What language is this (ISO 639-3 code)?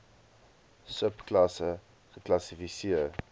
afr